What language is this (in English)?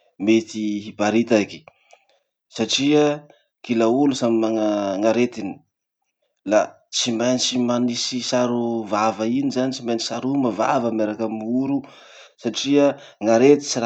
Masikoro Malagasy